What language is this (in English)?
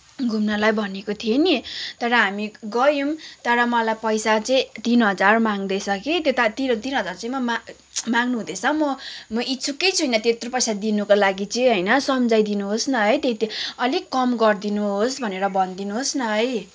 Nepali